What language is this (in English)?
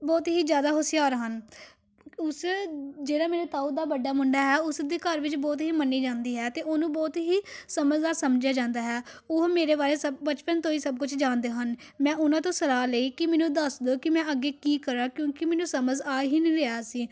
Punjabi